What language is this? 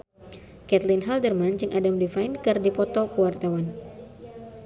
Sundanese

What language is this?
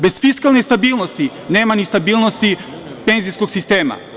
Serbian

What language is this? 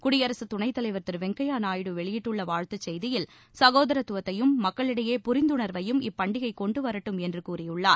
Tamil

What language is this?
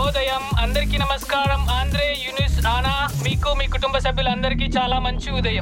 Romanian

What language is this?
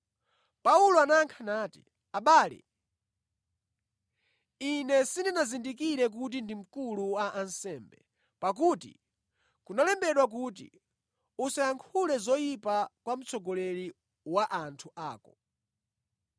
Nyanja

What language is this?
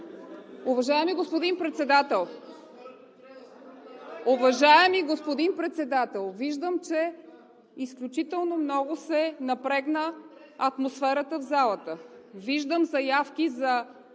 Bulgarian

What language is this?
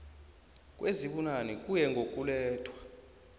South Ndebele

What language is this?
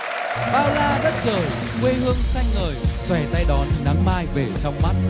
Vietnamese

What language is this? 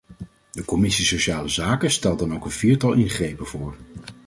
Dutch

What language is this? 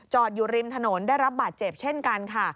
Thai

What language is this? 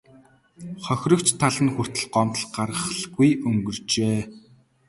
Mongolian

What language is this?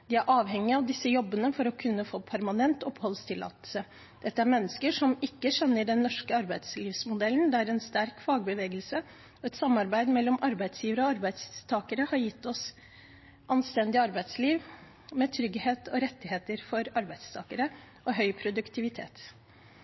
Norwegian Bokmål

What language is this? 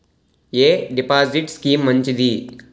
Telugu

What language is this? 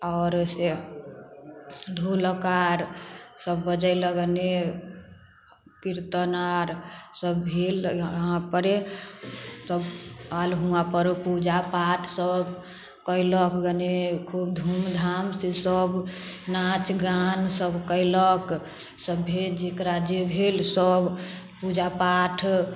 Maithili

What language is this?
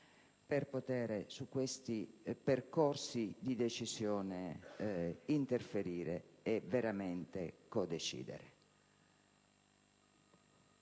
Italian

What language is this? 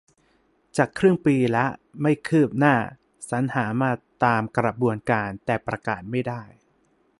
Thai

